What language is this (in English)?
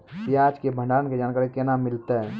Maithili